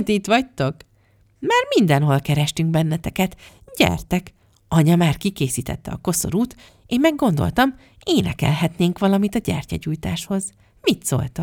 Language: Hungarian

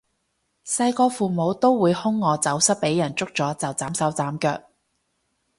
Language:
Cantonese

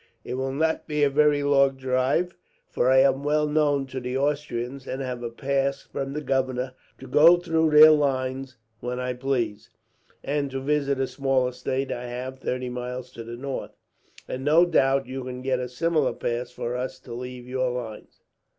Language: English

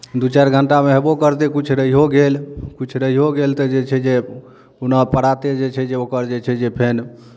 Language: Maithili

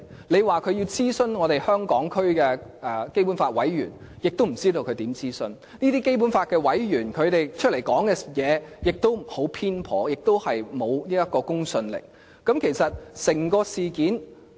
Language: Cantonese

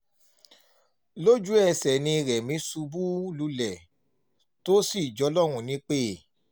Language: Yoruba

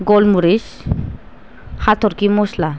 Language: Bodo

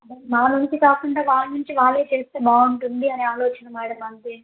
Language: Telugu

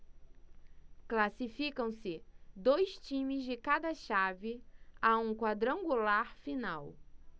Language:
Portuguese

